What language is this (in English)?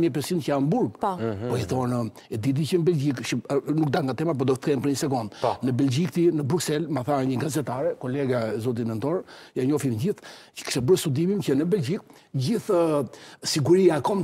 Romanian